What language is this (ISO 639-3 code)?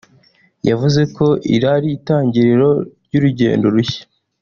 kin